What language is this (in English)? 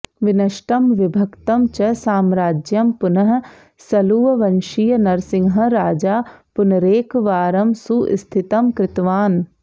Sanskrit